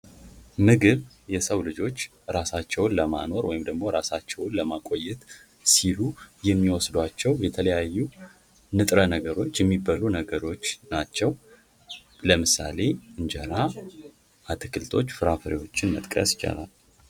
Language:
Amharic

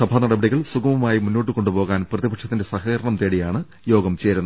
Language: Malayalam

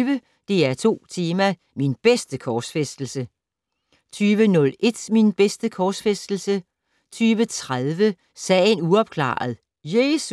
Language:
Danish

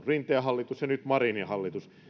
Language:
Finnish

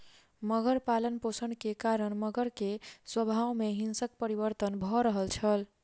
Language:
Maithili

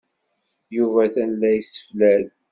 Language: Kabyle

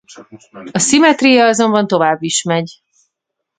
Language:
Hungarian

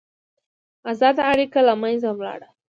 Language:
Pashto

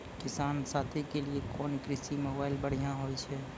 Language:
Maithili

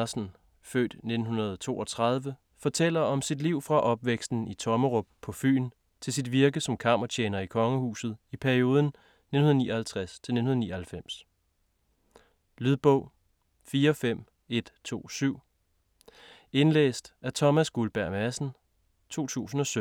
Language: Danish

